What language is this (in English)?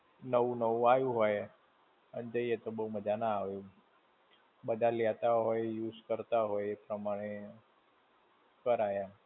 Gujarati